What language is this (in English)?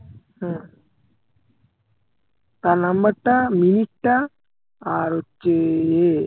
Bangla